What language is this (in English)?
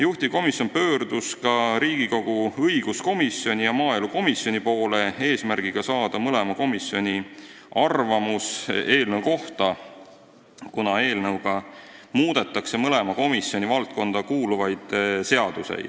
Estonian